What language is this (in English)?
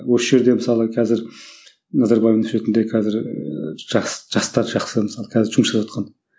Kazakh